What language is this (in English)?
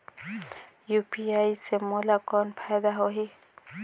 Chhattisgarhi